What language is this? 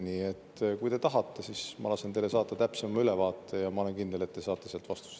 Estonian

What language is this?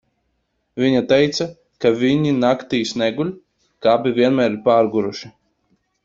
Latvian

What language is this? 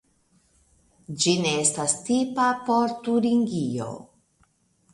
Esperanto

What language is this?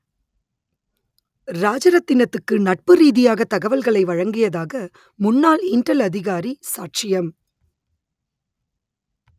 Tamil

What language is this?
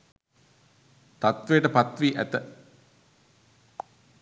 Sinhala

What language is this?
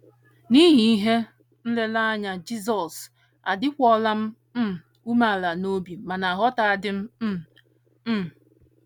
Igbo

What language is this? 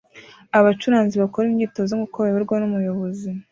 Kinyarwanda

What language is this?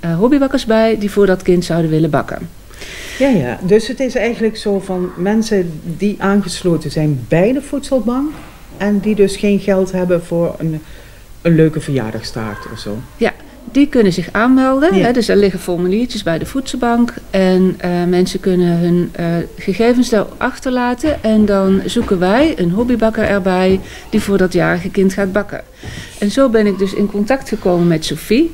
Dutch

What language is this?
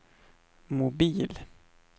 Swedish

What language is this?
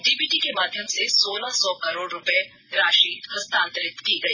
Hindi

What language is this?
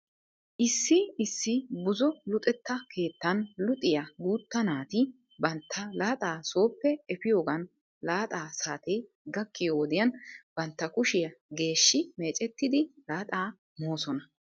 Wolaytta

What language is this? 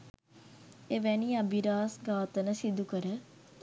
Sinhala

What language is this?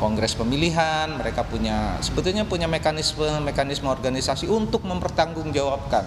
Indonesian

